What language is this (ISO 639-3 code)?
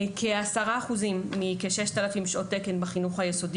heb